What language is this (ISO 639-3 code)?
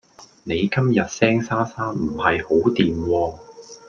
yue